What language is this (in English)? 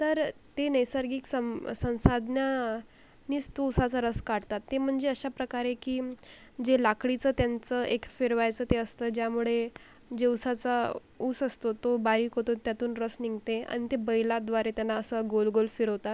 Marathi